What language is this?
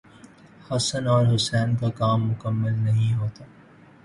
Urdu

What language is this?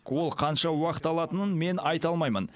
Kazakh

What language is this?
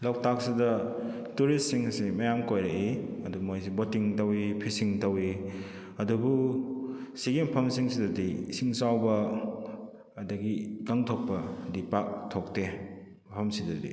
Manipuri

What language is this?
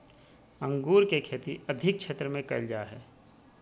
Magahi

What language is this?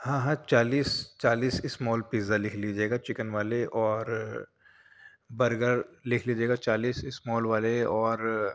Urdu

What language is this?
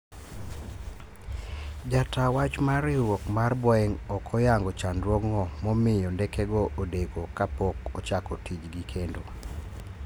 Luo (Kenya and Tanzania)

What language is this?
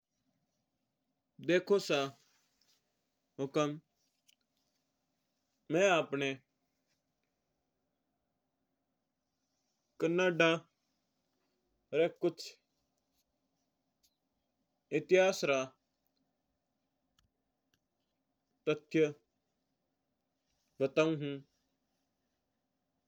Mewari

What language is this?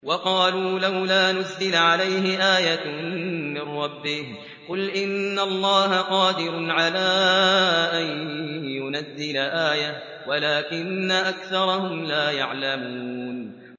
Arabic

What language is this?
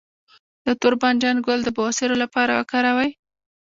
Pashto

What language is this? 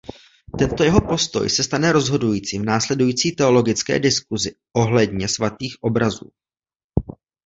Czech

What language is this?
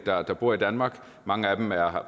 Danish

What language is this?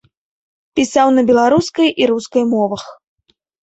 Belarusian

